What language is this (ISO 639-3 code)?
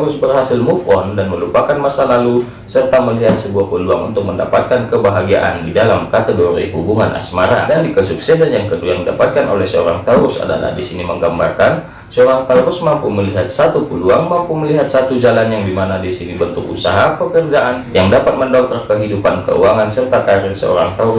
ind